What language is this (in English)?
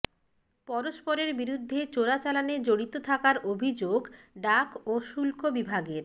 Bangla